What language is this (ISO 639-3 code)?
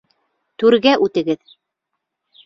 bak